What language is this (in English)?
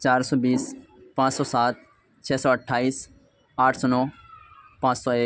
Urdu